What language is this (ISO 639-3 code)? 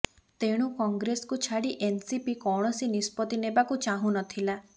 ori